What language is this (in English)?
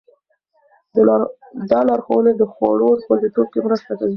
Pashto